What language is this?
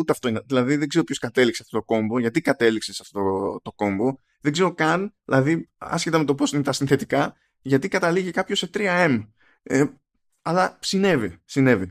Greek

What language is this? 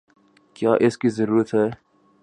Urdu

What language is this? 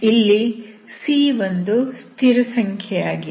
Kannada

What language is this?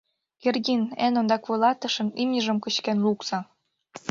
Mari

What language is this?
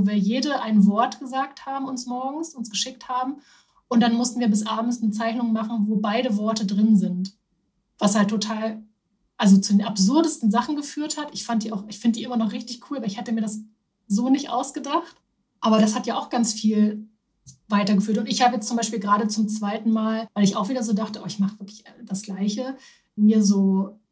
German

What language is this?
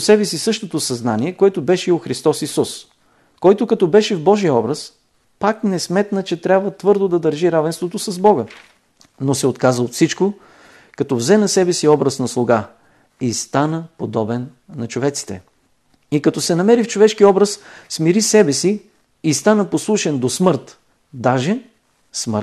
Bulgarian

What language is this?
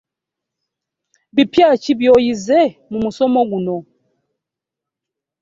Ganda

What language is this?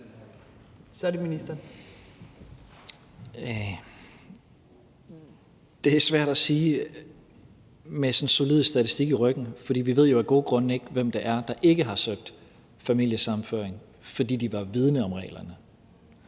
Danish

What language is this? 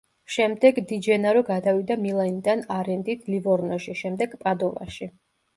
Georgian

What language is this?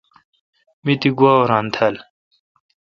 Kalkoti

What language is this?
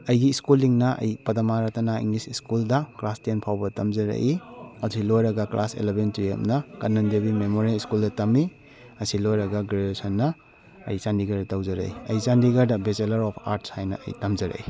Manipuri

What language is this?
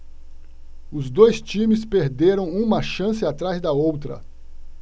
Portuguese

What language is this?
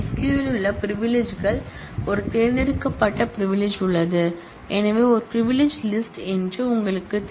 Tamil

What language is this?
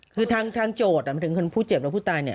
Thai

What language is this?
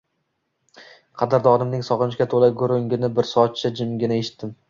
Uzbek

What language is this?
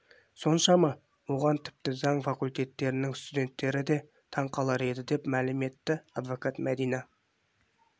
Kazakh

